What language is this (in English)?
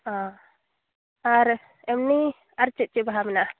Santali